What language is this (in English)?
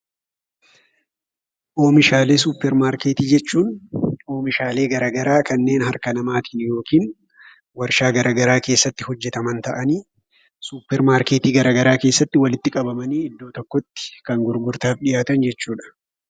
Oromo